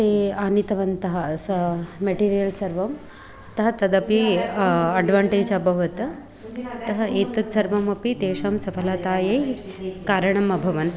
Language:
Sanskrit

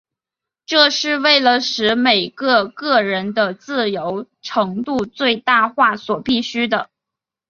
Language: Chinese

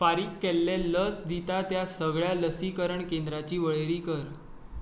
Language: Konkani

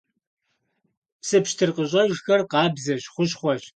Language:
Kabardian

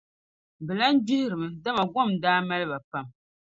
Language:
Dagbani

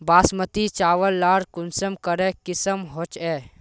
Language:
Magahi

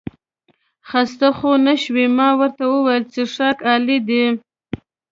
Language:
Pashto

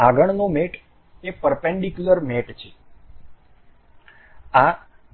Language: Gujarati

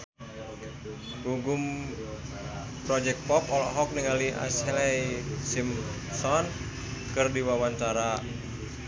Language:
Sundanese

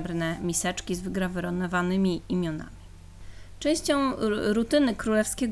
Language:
Polish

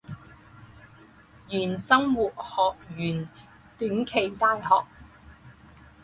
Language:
Chinese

